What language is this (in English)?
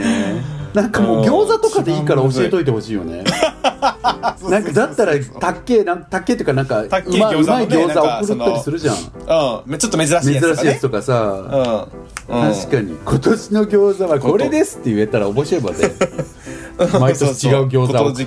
Japanese